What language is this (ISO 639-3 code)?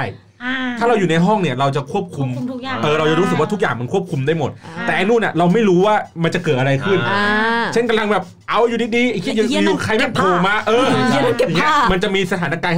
tha